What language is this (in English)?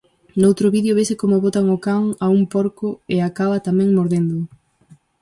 Galician